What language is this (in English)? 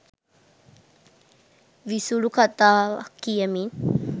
Sinhala